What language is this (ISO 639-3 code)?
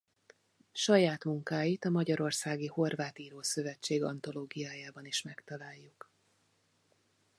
hun